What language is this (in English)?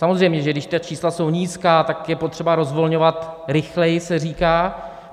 Czech